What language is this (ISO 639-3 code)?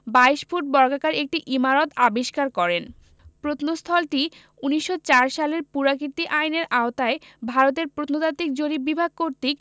ben